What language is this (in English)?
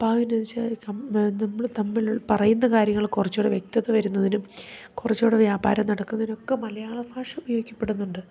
Malayalam